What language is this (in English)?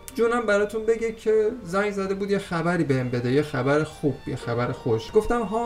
Persian